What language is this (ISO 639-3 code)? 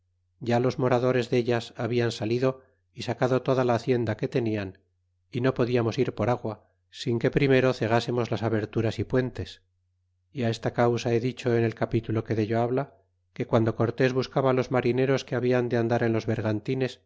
spa